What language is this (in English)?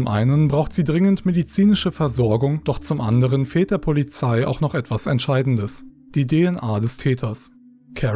German